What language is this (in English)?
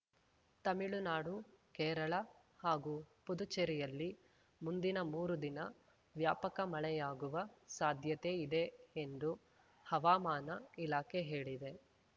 Kannada